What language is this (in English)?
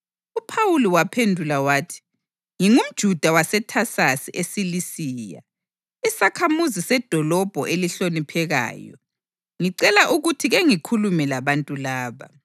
North Ndebele